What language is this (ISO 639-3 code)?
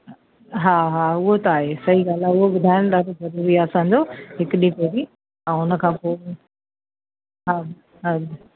snd